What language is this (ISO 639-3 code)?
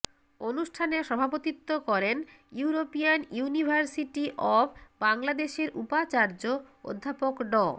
ben